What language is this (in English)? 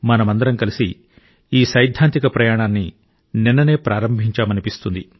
Telugu